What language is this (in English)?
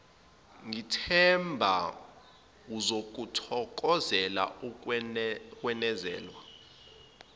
Zulu